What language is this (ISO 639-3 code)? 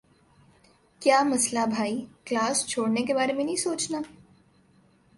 urd